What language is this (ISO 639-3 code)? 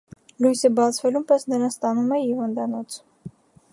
hye